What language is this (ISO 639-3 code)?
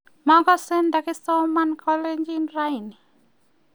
kln